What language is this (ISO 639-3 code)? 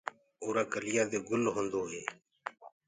ggg